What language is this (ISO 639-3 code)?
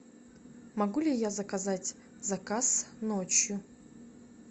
rus